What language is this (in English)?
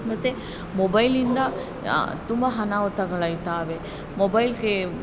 Kannada